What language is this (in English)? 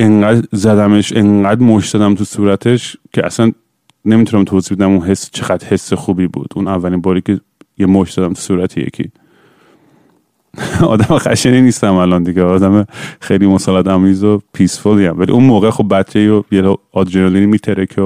Persian